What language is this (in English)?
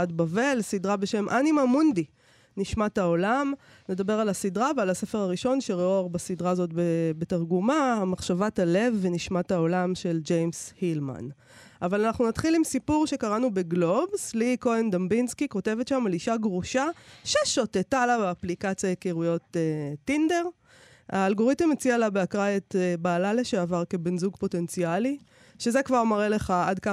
Hebrew